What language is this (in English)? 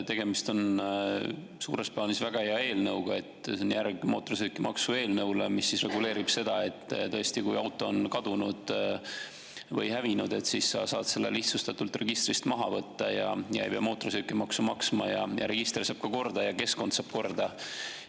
Estonian